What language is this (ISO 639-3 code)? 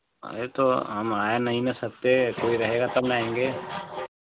hin